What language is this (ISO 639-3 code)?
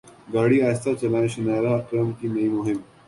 urd